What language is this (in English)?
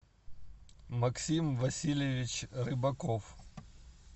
Russian